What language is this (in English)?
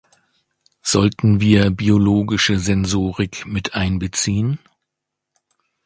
German